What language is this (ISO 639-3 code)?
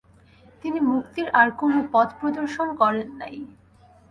ben